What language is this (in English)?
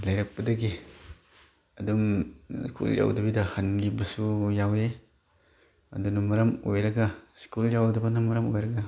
Manipuri